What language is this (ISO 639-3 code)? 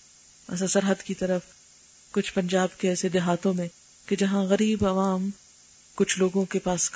urd